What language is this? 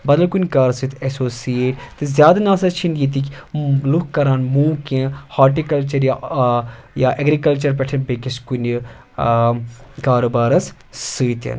Kashmiri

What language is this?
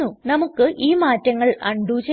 Malayalam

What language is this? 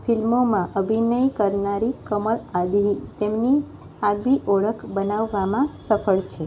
Gujarati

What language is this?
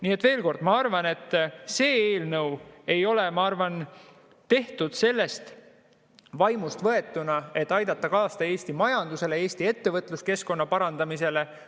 Estonian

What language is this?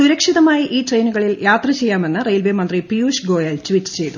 Malayalam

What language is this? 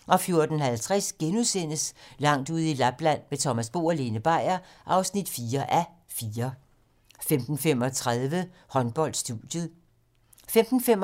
Danish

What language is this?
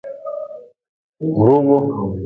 Nawdm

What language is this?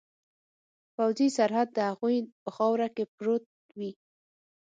Pashto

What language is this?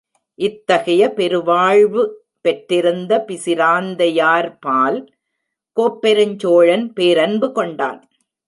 Tamil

